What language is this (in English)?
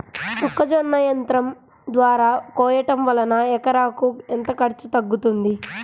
Telugu